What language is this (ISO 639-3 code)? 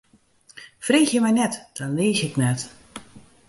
fry